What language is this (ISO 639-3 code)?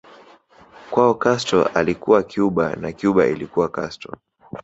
swa